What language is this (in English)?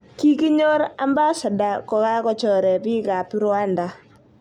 Kalenjin